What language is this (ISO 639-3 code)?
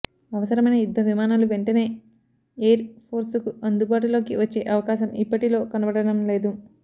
tel